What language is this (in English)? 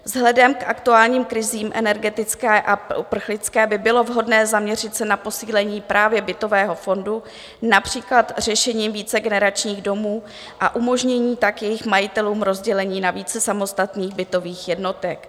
Czech